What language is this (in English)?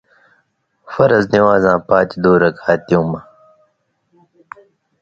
Indus Kohistani